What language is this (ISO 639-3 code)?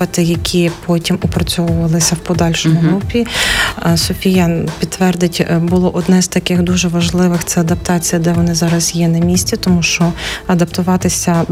ukr